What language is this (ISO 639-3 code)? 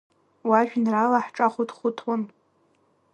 abk